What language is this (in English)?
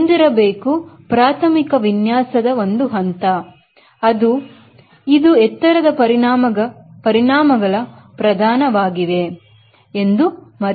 Kannada